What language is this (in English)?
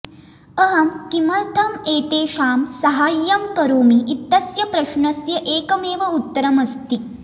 Sanskrit